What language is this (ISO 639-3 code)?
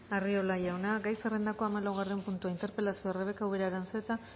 eus